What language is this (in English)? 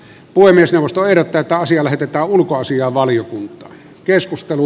Finnish